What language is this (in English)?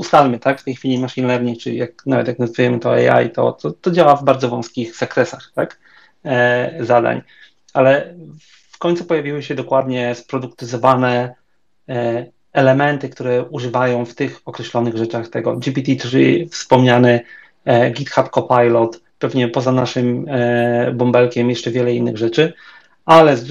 Polish